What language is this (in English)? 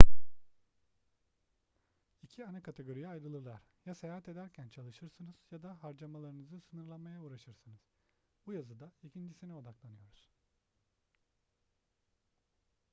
Turkish